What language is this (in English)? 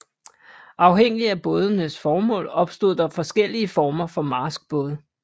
Danish